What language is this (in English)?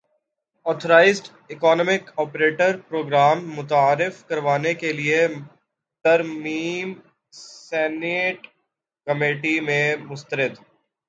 Urdu